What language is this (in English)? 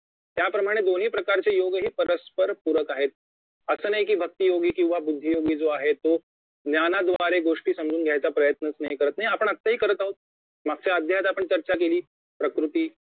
Marathi